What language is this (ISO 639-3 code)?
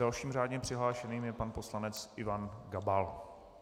ces